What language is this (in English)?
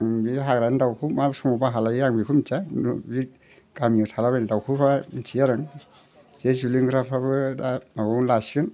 Bodo